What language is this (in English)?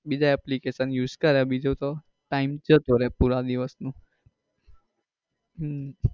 Gujarati